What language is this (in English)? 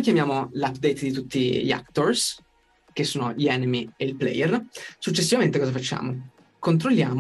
Italian